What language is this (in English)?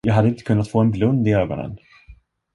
Swedish